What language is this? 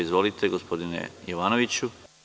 Serbian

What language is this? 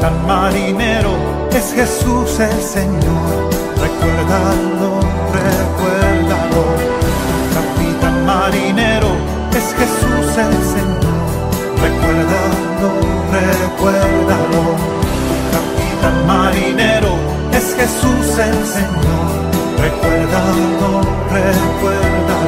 Spanish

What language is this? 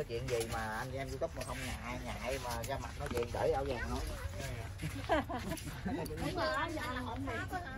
Vietnamese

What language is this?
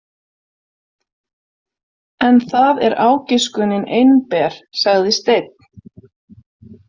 Icelandic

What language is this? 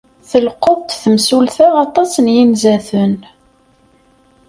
Kabyle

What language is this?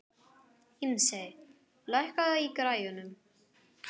Icelandic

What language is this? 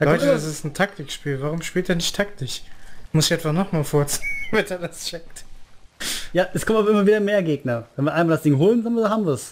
German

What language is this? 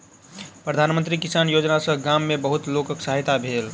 Maithili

